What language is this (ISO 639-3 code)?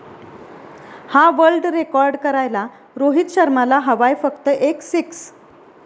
mar